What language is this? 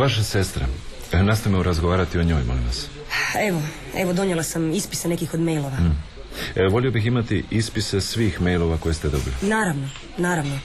Croatian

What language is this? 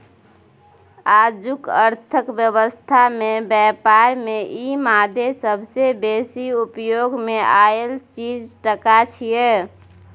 Maithili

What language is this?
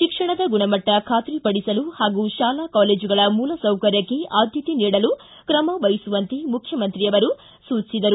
Kannada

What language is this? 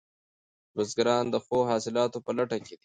Pashto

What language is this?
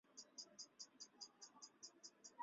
Chinese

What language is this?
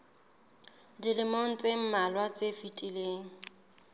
Southern Sotho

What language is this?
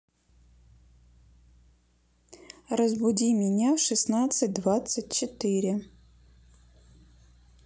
Russian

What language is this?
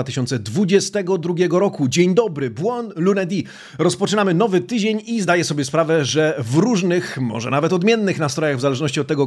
Polish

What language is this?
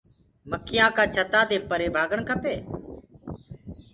Gurgula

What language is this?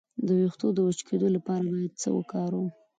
Pashto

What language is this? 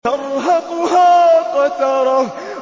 Arabic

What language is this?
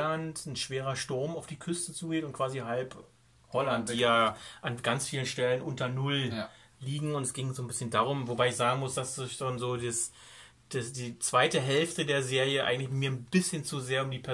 German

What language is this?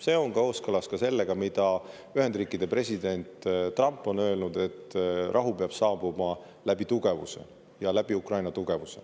Estonian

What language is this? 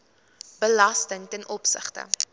Afrikaans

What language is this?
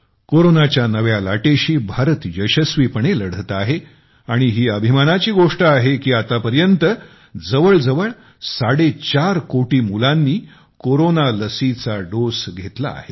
Marathi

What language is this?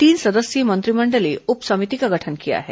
Hindi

